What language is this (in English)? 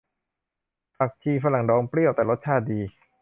Thai